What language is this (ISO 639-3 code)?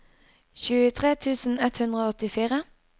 nor